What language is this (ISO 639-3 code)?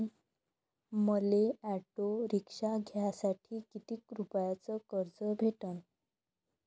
mar